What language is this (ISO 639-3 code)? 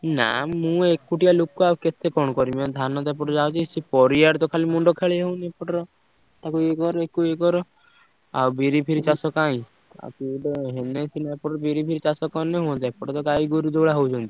ori